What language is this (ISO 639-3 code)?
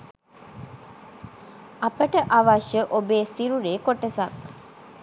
sin